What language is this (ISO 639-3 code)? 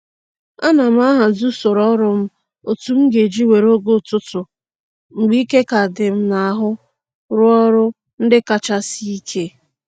ibo